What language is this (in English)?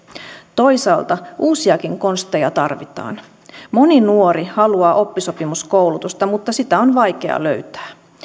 Finnish